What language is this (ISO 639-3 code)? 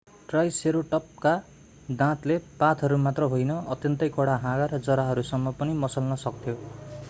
nep